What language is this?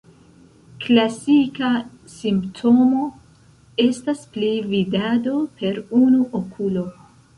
Esperanto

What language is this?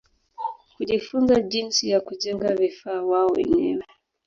Swahili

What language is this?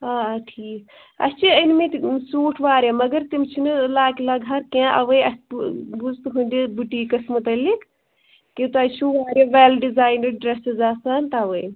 Kashmiri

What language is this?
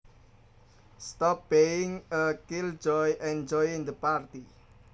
Javanese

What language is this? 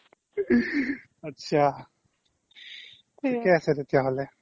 Assamese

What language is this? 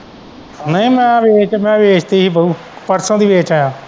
Punjabi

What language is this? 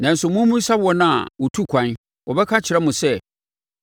Akan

